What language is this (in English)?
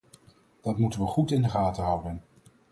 Dutch